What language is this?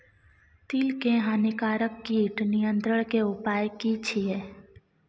Maithili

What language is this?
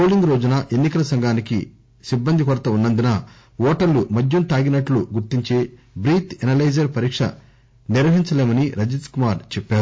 Telugu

